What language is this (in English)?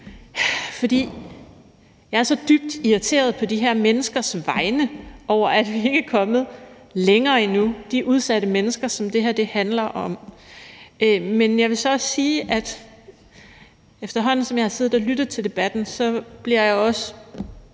Danish